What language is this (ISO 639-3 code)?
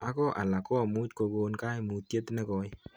kln